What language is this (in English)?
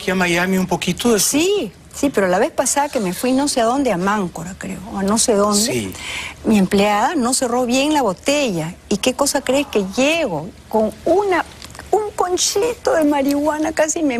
Spanish